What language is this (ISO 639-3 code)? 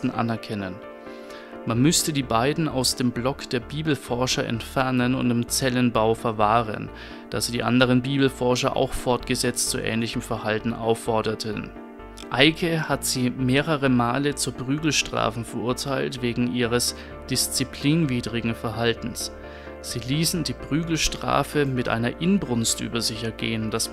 deu